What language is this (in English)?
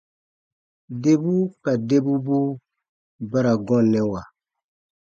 Baatonum